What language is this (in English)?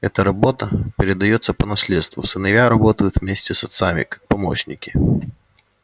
Russian